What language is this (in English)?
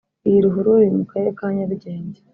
Kinyarwanda